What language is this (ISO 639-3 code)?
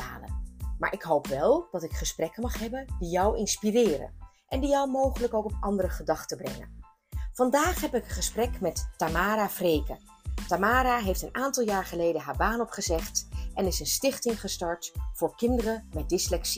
nld